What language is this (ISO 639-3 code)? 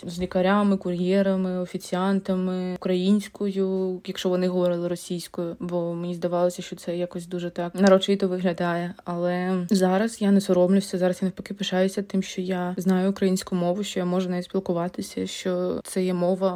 ukr